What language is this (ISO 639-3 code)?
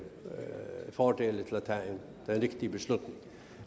dan